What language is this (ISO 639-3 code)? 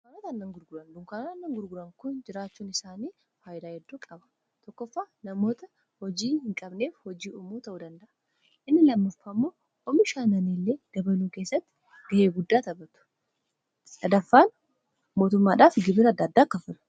orm